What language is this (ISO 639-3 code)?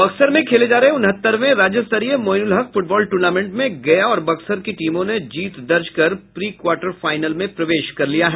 hin